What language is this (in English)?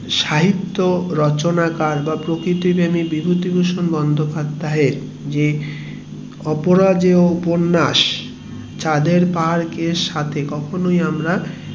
Bangla